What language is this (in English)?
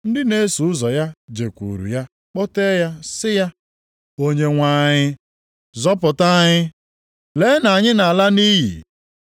Igbo